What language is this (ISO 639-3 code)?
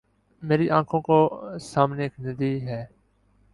urd